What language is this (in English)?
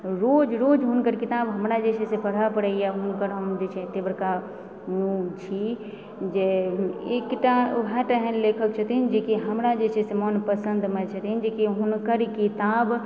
Maithili